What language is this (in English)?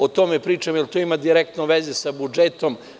Serbian